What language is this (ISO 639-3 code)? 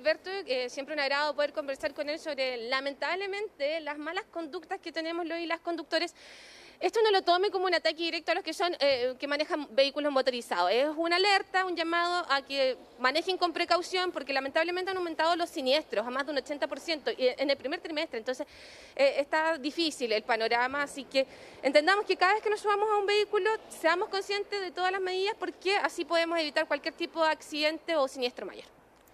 spa